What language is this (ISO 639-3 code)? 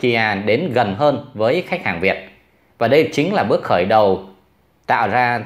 vie